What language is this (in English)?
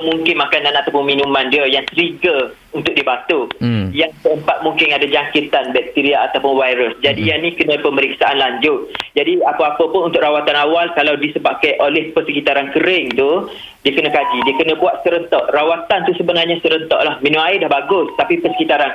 Malay